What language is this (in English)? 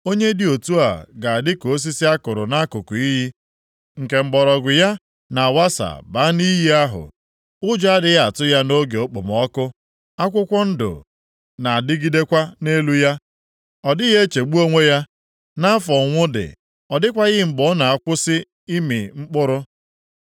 Igbo